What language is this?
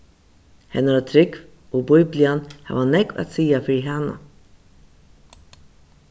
Faroese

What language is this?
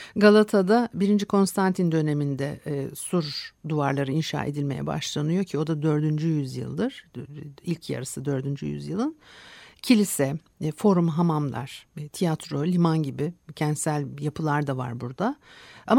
Turkish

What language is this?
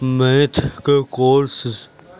Urdu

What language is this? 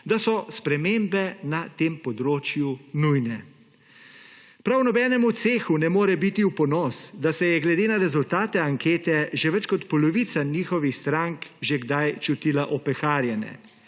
Slovenian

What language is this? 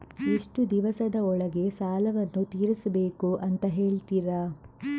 Kannada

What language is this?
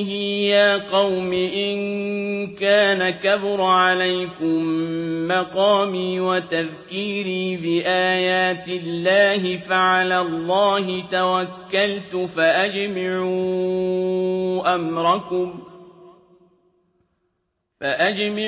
Arabic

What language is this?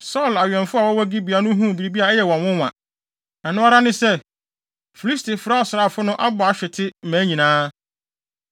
Akan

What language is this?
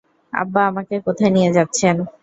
Bangla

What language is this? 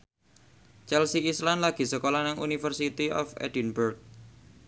Javanese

